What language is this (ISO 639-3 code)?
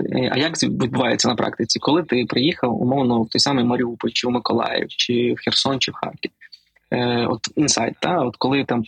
ukr